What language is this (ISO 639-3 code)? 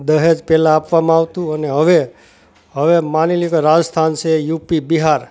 guj